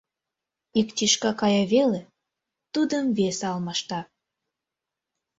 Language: Mari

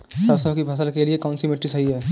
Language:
Hindi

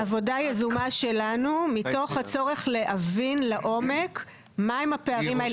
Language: Hebrew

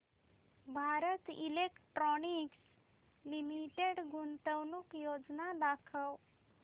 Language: Marathi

